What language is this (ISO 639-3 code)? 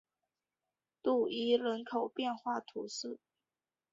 zho